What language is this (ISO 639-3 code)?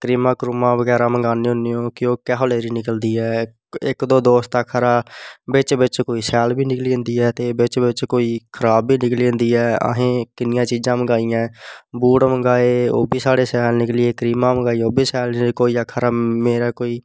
doi